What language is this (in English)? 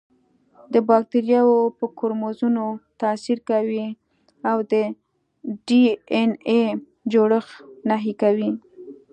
Pashto